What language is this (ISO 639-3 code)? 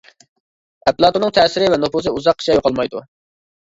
uig